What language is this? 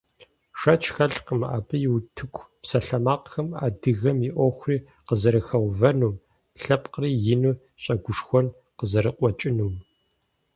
Kabardian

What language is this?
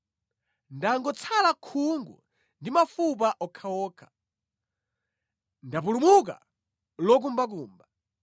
Nyanja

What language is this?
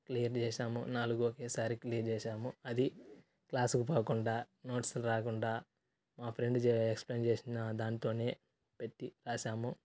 Telugu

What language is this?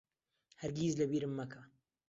Central Kurdish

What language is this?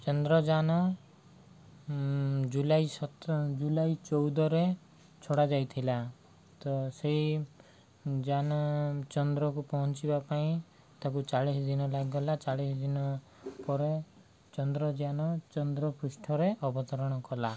Odia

